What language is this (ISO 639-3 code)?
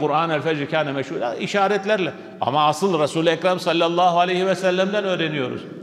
tur